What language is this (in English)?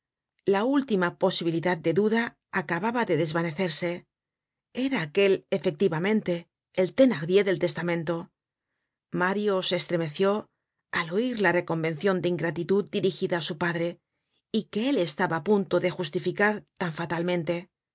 Spanish